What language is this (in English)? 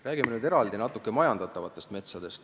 Estonian